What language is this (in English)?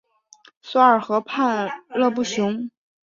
Chinese